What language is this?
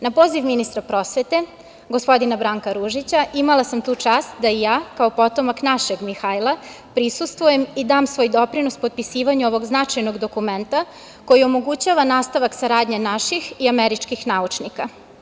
Serbian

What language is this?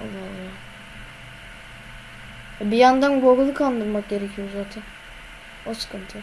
Turkish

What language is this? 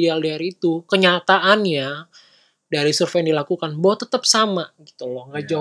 Indonesian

